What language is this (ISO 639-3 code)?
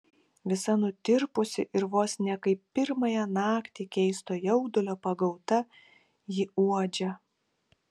lit